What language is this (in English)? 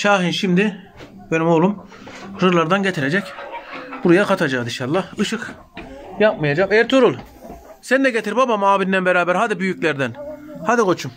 Turkish